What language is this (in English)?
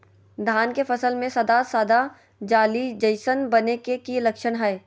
Magahi